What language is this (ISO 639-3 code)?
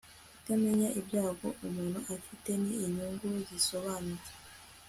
kin